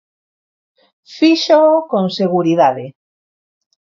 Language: Galician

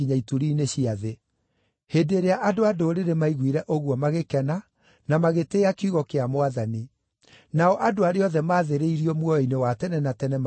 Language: Kikuyu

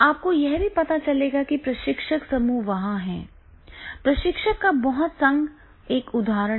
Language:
Hindi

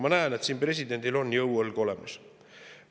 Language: Estonian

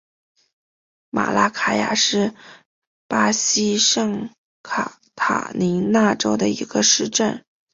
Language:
Chinese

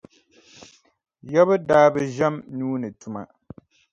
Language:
Dagbani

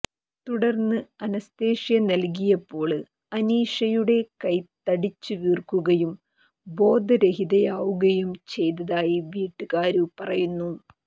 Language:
Malayalam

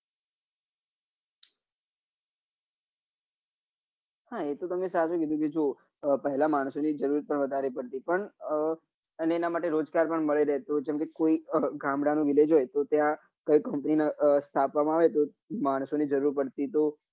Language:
Gujarati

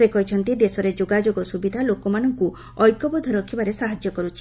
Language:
Odia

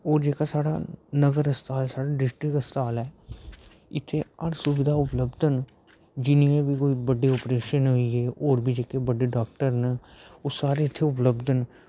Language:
Dogri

